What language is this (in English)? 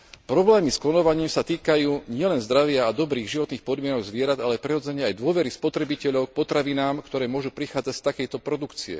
Slovak